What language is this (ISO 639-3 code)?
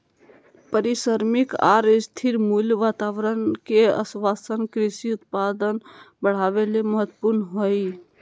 mag